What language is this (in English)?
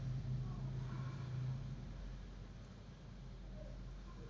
Kannada